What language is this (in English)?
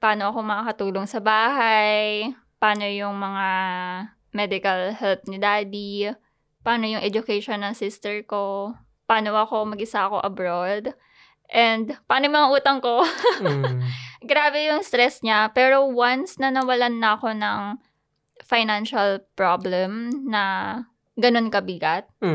Filipino